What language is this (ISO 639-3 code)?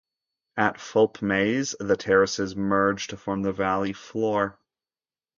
eng